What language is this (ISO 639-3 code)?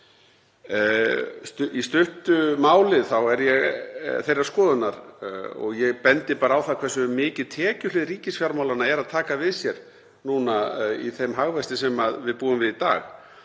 isl